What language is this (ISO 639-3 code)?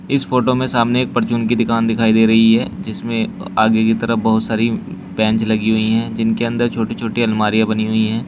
hin